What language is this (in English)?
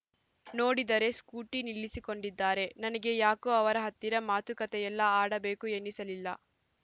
Kannada